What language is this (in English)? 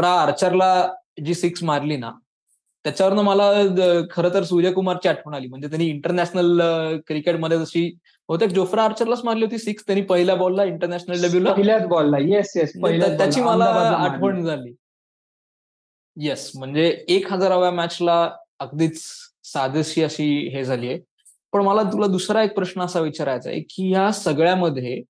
Marathi